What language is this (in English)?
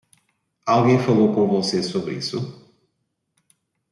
Portuguese